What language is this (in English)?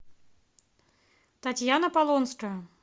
Russian